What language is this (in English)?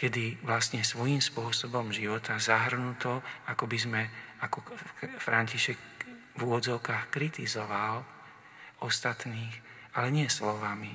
Slovak